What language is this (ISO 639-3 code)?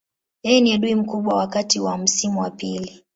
swa